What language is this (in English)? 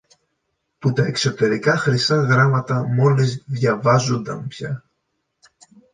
Greek